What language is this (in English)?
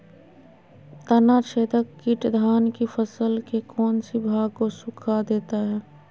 Magahi